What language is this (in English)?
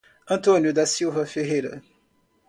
Portuguese